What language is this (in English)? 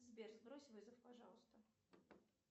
Russian